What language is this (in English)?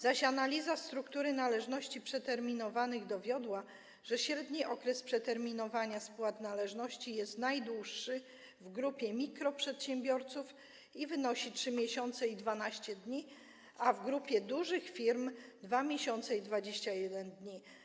Polish